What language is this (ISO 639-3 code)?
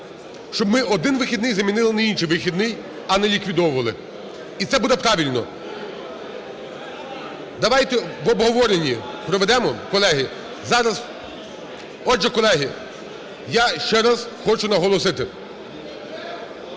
ukr